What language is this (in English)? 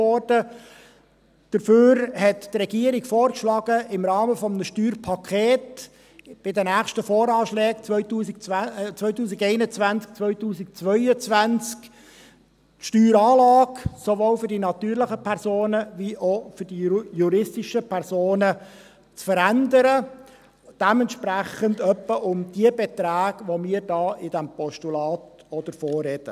Swiss German